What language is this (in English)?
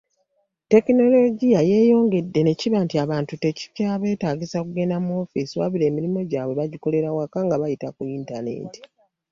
Ganda